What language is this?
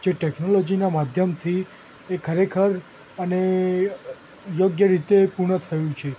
Gujarati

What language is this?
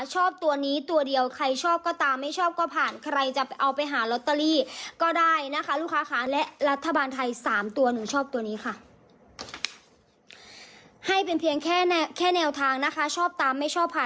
Thai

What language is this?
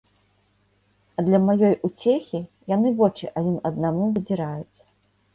Belarusian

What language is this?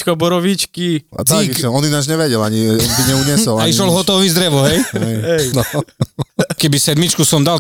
Slovak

